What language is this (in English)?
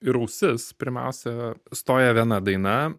Lithuanian